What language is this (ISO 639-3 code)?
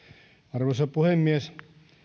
fin